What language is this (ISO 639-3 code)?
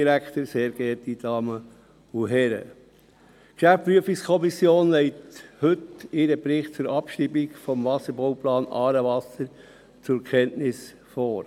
gsw